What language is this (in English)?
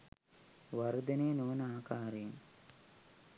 Sinhala